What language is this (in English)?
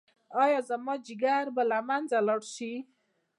Pashto